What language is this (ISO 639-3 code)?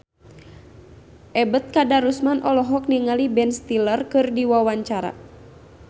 sun